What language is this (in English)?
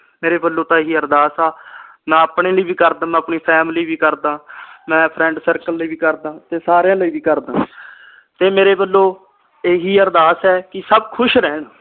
Punjabi